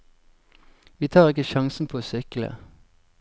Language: Norwegian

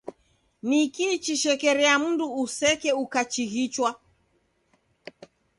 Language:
Taita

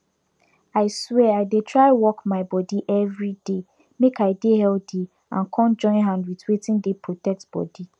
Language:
Nigerian Pidgin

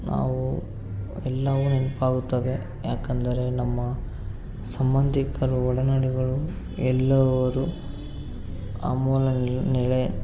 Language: Kannada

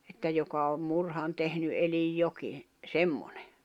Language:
Finnish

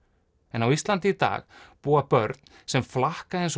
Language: Icelandic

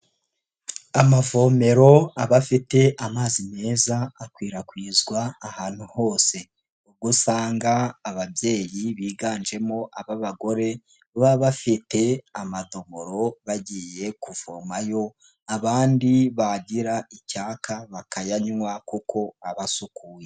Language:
Kinyarwanda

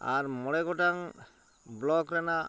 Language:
Santali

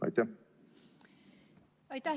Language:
Estonian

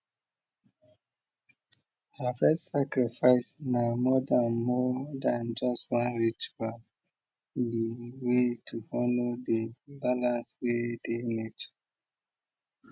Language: Nigerian Pidgin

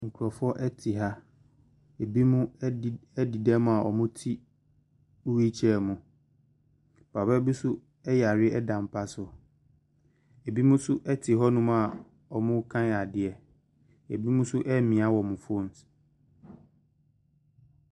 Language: Akan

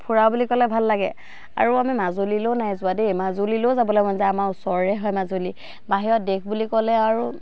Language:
Assamese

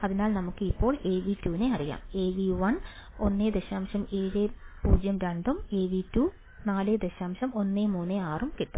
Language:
Malayalam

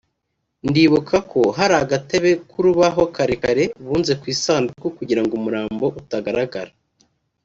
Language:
Kinyarwanda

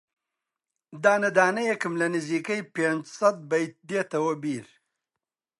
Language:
Central Kurdish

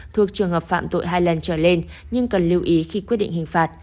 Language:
Vietnamese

